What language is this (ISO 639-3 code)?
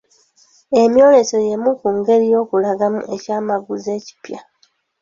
lug